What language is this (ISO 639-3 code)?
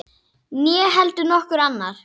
isl